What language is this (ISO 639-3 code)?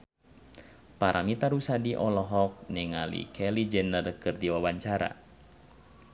sun